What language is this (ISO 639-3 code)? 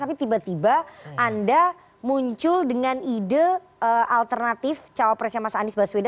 ind